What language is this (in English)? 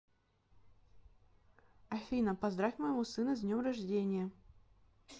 Russian